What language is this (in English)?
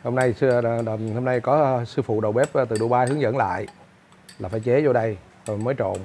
Vietnamese